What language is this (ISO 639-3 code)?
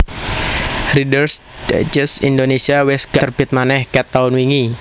jav